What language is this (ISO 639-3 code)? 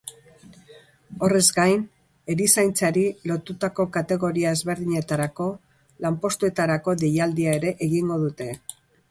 eus